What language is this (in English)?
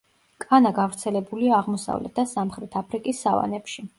Georgian